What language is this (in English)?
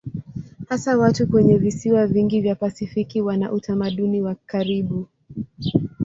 Swahili